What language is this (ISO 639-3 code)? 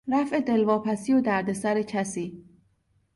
fas